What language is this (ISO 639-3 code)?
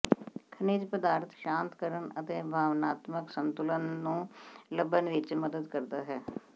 pan